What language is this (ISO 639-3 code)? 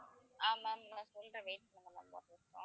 tam